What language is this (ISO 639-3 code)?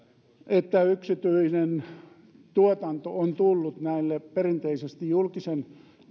fin